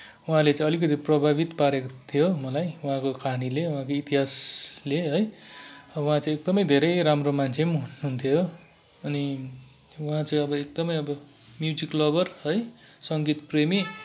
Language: Nepali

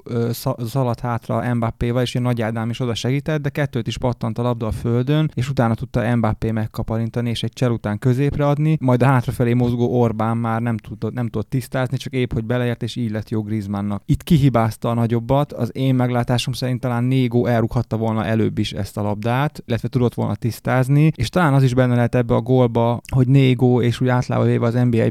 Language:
Hungarian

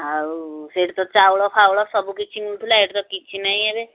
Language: Odia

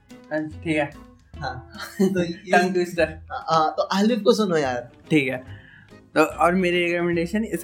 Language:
Hindi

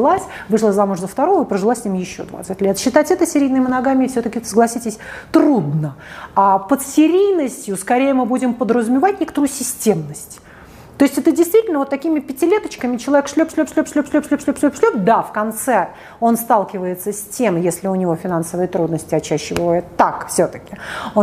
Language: Russian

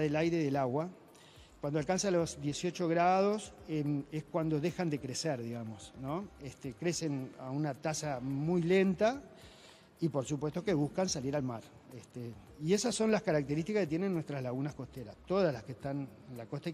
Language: Spanish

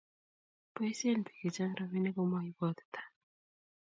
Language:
Kalenjin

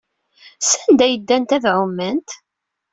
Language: Kabyle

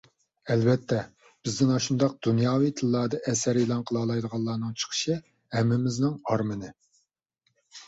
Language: Uyghur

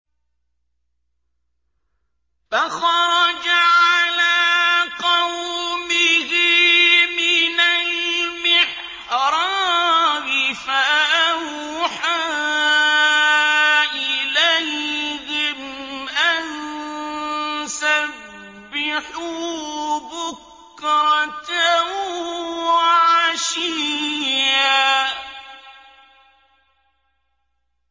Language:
Arabic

